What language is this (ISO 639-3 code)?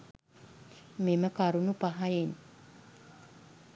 sin